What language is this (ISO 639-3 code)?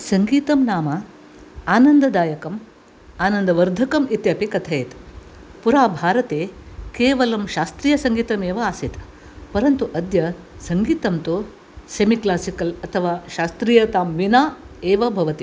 san